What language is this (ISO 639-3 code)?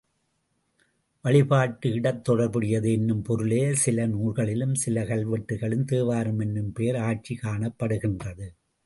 tam